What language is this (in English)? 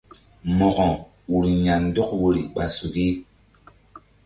Mbum